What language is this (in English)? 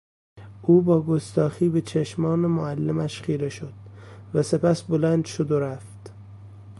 Persian